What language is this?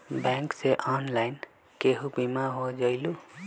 Magahi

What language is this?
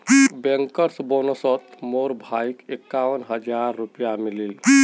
Magahi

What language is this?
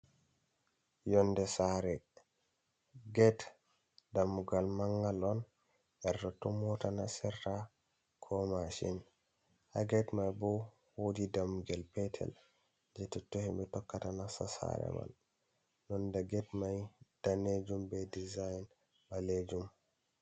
Fula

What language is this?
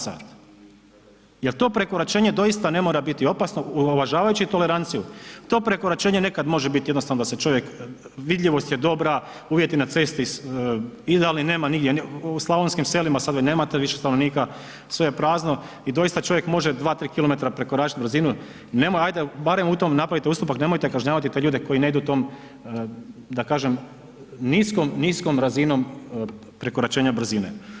Croatian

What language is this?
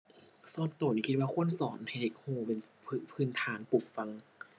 Thai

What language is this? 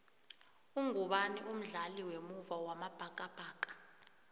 South Ndebele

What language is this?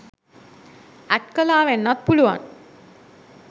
Sinhala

